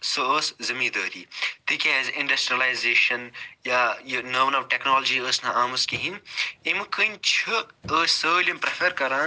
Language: Kashmiri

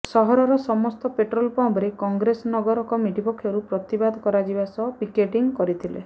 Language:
Odia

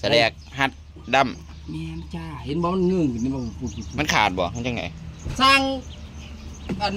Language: Thai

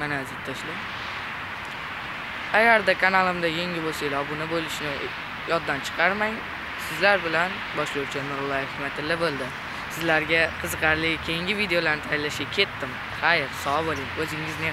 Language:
Turkish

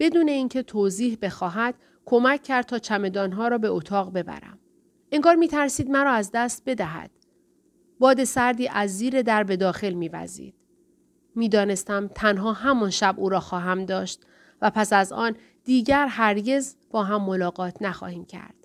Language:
Persian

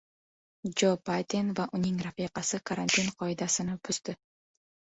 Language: Uzbek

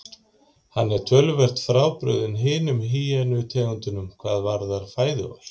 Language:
Icelandic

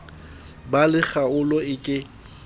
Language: Southern Sotho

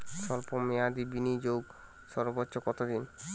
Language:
Bangla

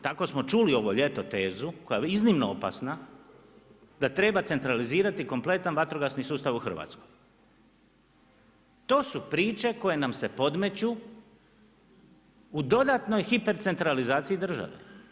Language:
Croatian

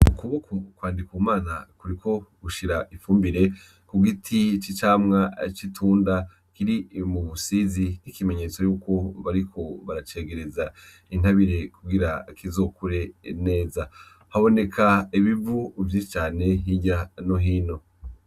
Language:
Rundi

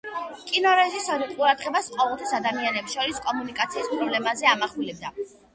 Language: Georgian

